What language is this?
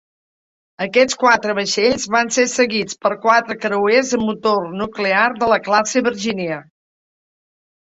Catalan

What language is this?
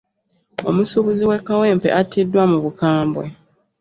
Ganda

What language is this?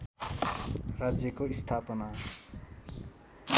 Nepali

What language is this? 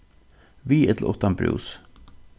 Faroese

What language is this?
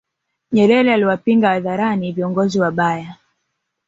Swahili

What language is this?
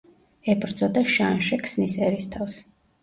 Georgian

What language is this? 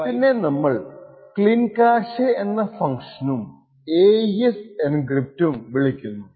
Malayalam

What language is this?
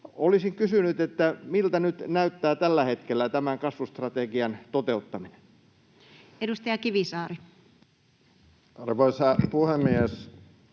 Finnish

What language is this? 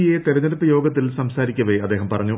Malayalam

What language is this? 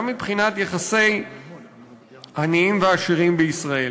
Hebrew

